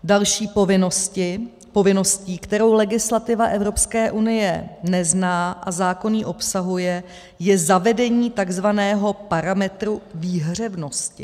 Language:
Czech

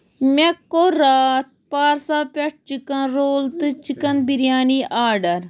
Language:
Kashmiri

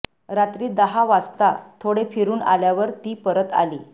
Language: Marathi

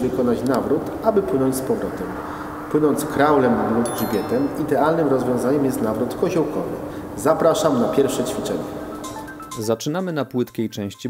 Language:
Polish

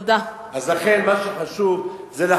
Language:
Hebrew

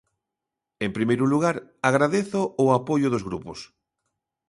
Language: Galician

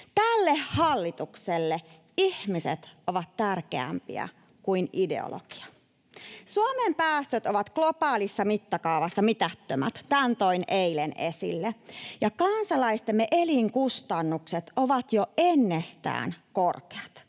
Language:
Finnish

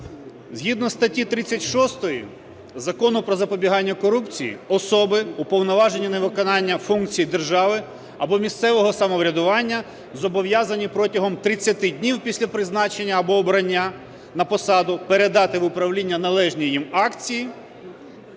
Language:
Ukrainian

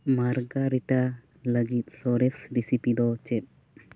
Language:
Santali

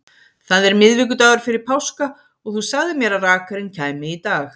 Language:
Icelandic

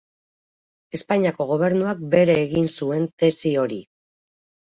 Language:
Basque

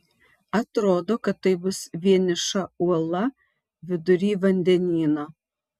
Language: Lithuanian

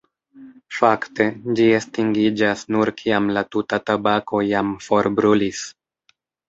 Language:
Esperanto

